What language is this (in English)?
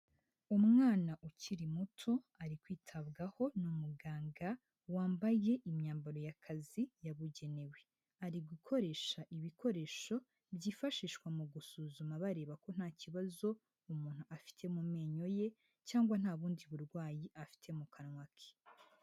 Kinyarwanda